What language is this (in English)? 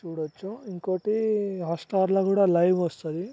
Telugu